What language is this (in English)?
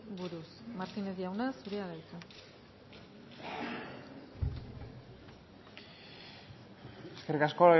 Basque